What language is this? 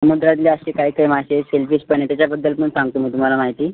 Marathi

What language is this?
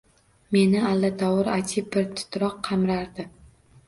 Uzbek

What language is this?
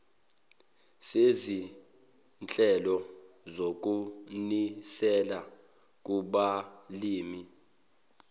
Zulu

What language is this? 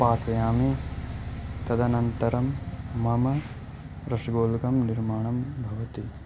Sanskrit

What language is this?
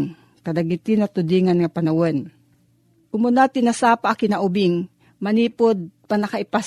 Filipino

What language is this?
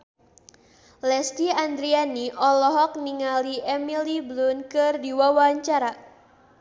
Sundanese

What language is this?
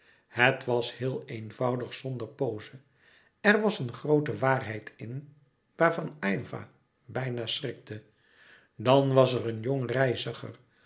Dutch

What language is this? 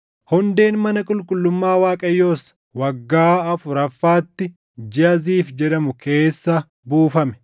Oromo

